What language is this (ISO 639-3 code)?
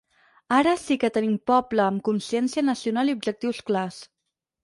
cat